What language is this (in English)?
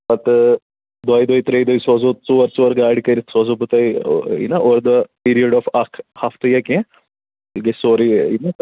Kashmiri